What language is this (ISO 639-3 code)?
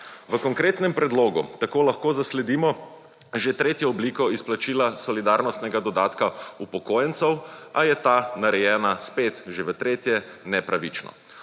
slv